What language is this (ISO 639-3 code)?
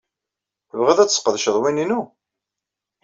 kab